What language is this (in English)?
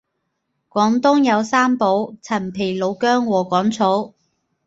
Cantonese